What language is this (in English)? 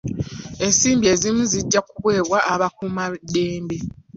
Ganda